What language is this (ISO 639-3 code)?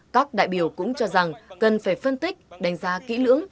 vie